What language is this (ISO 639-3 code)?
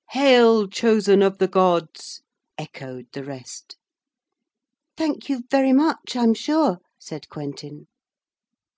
eng